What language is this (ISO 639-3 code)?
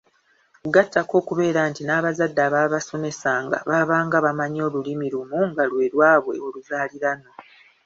lug